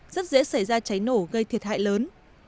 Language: Vietnamese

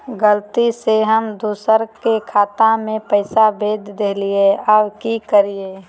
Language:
Magahi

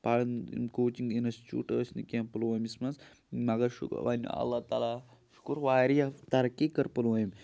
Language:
Kashmiri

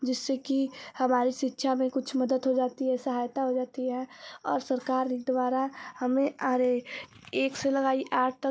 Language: Hindi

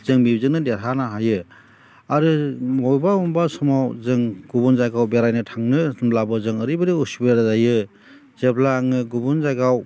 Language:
Bodo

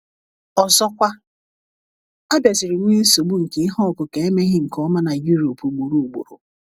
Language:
Igbo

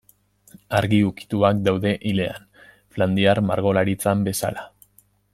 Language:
Basque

